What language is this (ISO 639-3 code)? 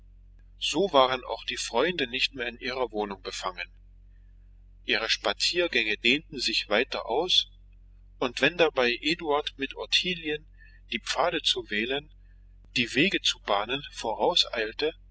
deu